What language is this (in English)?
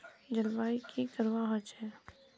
Magahi